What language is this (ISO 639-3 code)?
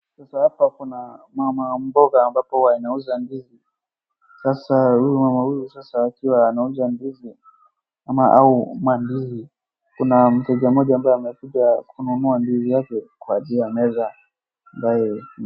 swa